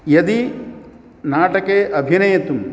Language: Sanskrit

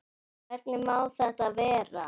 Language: Icelandic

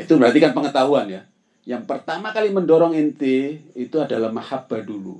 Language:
Indonesian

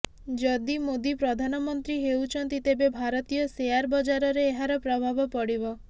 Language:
Odia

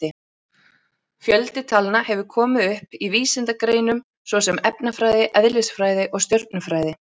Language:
Icelandic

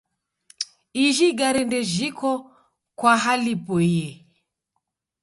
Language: Taita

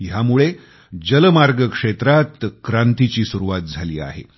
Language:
Marathi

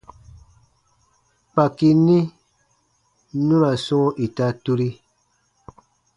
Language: Baatonum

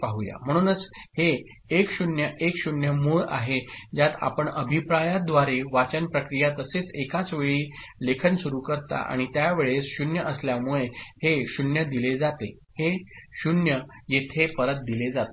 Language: Marathi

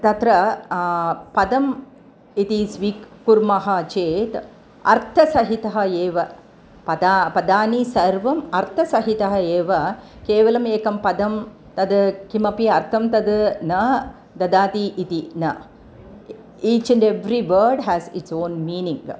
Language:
Sanskrit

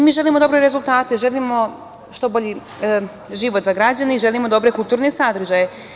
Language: Serbian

